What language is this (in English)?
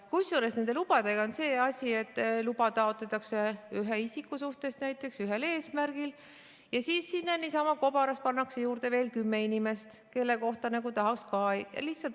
Estonian